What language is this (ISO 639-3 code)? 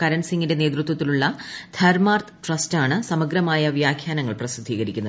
mal